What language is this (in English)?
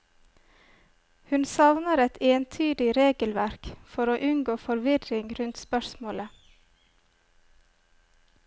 Norwegian